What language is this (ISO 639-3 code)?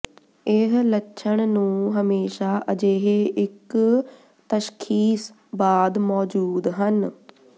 pan